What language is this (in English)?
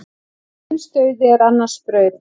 Icelandic